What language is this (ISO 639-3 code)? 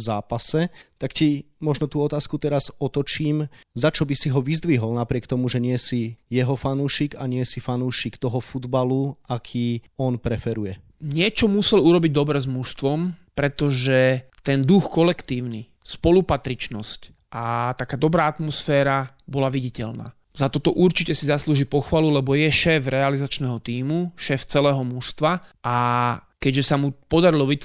slk